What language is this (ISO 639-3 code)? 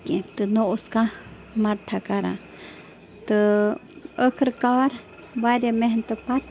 kas